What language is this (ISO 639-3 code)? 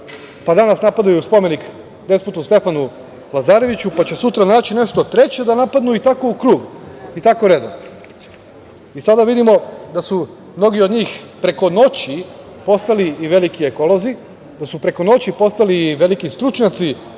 srp